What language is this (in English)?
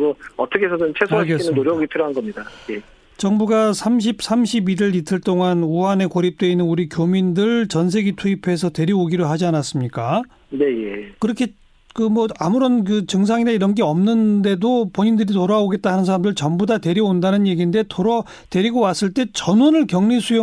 Korean